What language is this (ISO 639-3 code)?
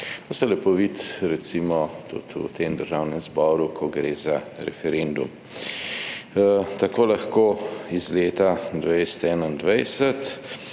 slv